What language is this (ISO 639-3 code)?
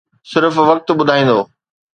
snd